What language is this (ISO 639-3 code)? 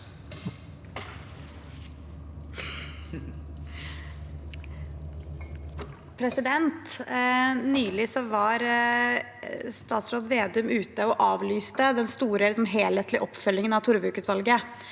nor